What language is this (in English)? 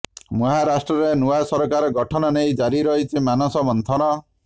Odia